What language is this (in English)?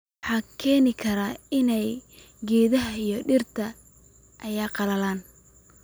Somali